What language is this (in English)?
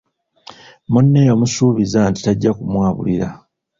Ganda